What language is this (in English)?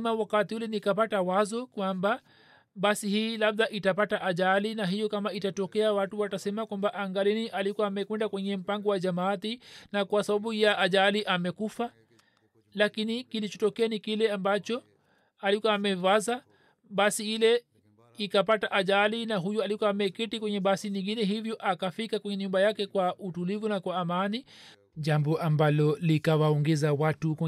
Swahili